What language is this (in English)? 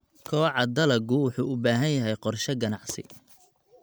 Somali